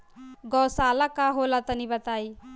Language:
Bhojpuri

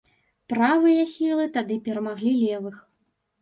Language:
Belarusian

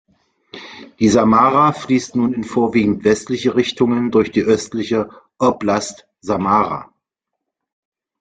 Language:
German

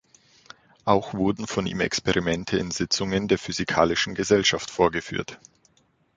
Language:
German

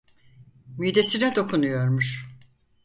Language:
Turkish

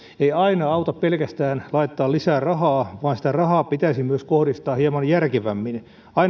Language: Finnish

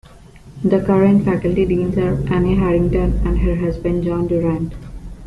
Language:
English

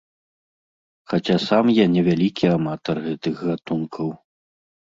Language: Belarusian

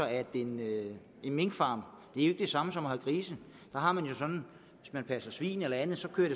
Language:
Danish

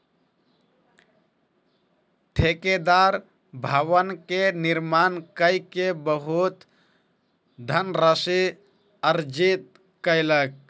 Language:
Maithili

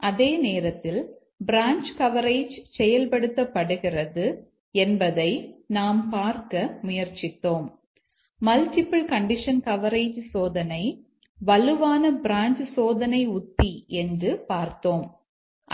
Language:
Tamil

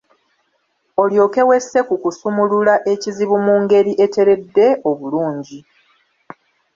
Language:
Ganda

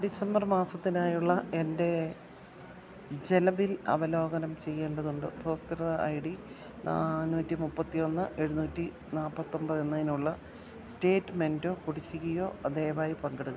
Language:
Malayalam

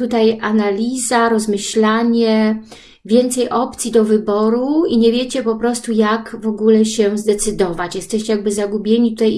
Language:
Polish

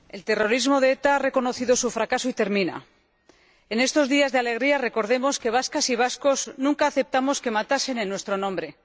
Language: Spanish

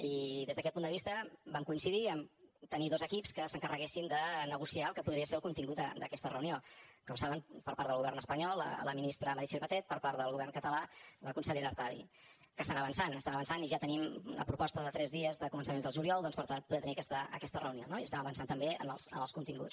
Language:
Catalan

